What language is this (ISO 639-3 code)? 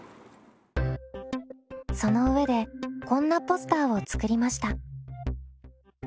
jpn